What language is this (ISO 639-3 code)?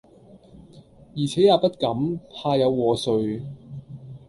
yue